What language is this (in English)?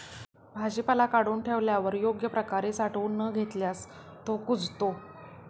Marathi